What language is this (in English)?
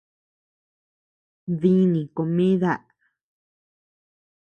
Tepeuxila Cuicatec